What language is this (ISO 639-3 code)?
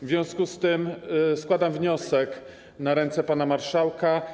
pol